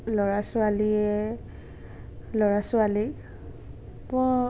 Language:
Assamese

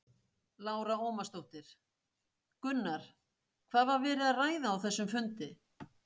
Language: Icelandic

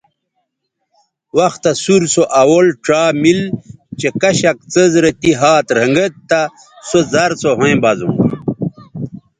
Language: Bateri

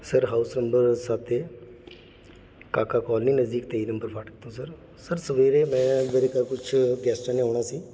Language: Punjabi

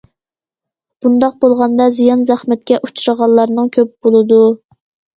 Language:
Uyghur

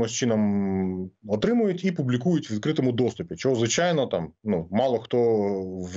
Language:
Ukrainian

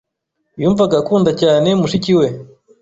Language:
Kinyarwanda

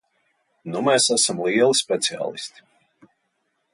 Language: Latvian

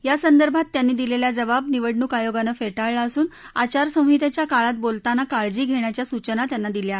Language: Marathi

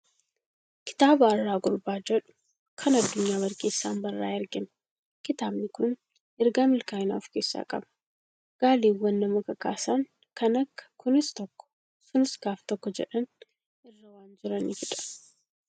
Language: Oromo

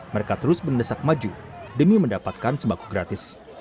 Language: Indonesian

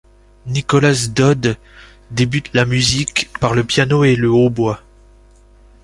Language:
French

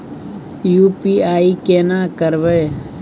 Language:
Maithili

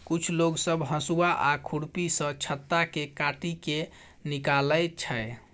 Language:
Maithili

